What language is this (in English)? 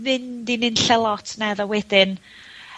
Welsh